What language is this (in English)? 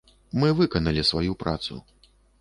Belarusian